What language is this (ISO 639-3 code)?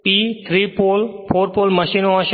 guj